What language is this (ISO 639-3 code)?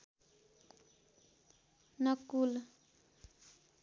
nep